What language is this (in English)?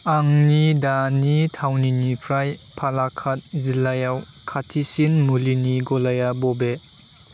Bodo